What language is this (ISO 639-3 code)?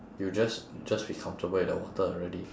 eng